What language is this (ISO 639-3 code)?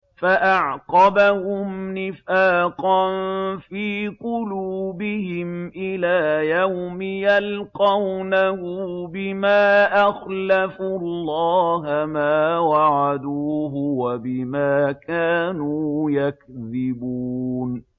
ara